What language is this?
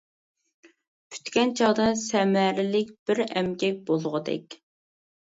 Uyghur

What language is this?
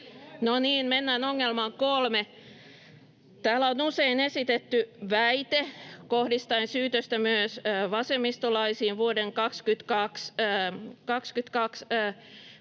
Finnish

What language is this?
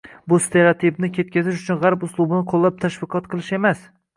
Uzbek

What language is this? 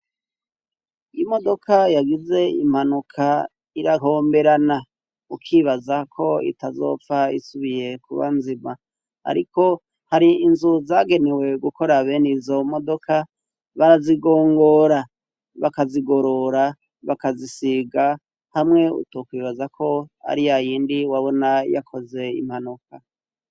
Rundi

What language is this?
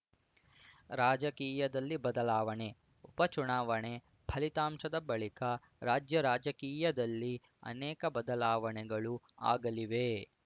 Kannada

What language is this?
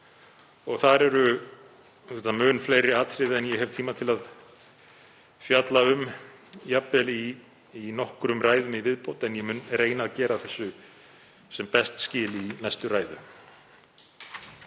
Icelandic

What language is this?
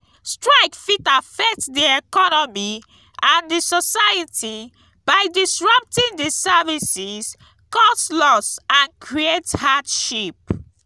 Nigerian Pidgin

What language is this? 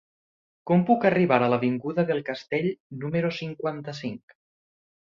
Catalan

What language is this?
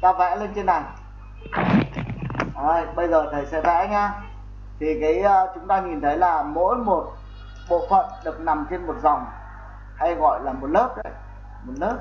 Vietnamese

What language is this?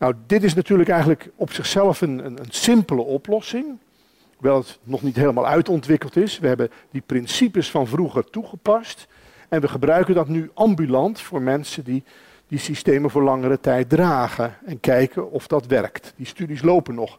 Dutch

